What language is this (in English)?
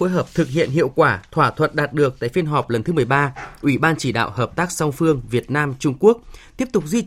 Vietnamese